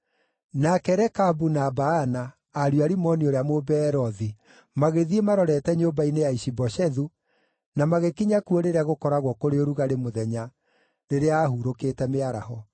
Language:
Kikuyu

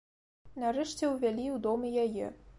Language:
Belarusian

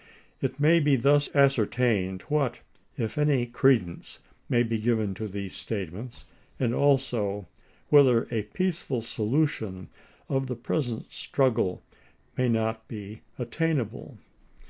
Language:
English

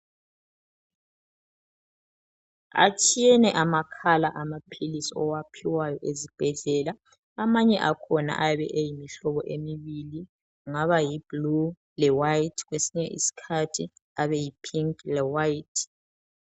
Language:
North Ndebele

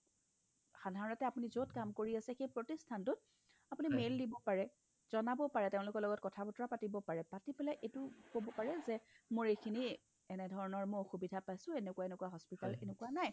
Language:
Assamese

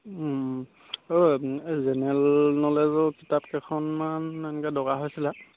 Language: Assamese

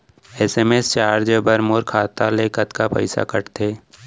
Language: Chhattisgarhi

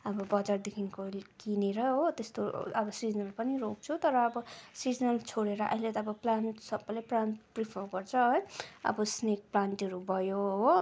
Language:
Nepali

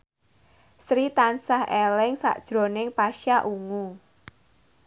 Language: Javanese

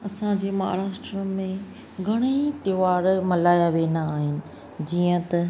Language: Sindhi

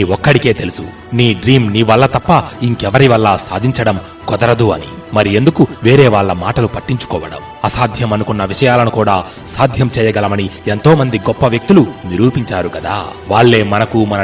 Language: Telugu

